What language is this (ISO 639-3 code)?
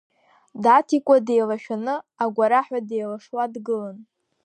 abk